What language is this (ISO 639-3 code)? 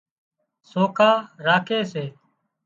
kxp